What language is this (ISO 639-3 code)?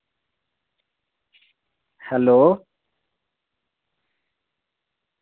doi